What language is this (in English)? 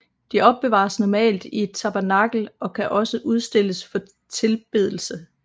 Danish